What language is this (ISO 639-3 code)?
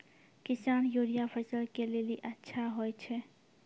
mai